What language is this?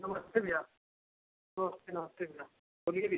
Hindi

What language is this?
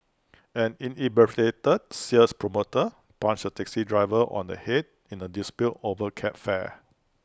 English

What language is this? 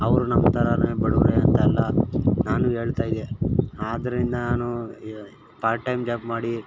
Kannada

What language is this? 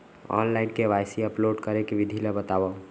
Chhattisgarhi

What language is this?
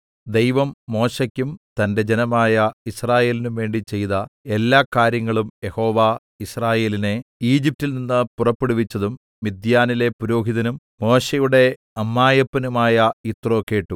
Malayalam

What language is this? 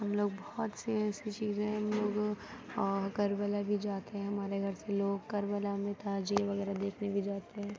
Urdu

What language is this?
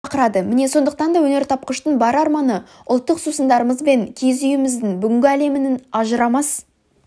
Kazakh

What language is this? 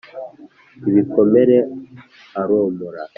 Kinyarwanda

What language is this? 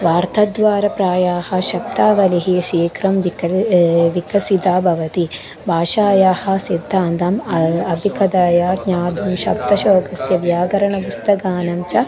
Sanskrit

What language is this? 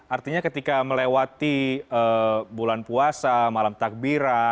Indonesian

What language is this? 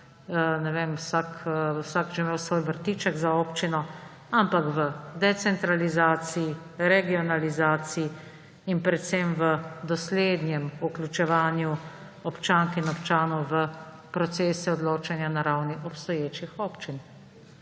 Slovenian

